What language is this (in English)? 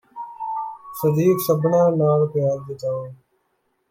Punjabi